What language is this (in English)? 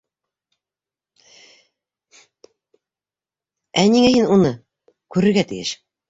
Bashkir